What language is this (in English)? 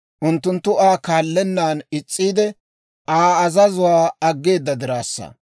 Dawro